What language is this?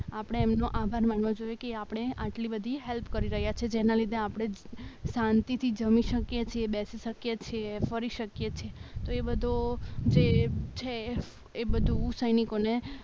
Gujarati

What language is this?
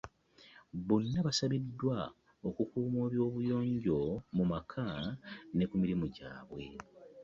Ganda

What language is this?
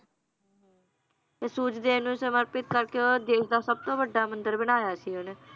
Punjabi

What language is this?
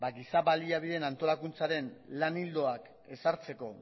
Basque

